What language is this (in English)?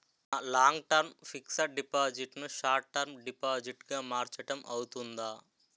Telugu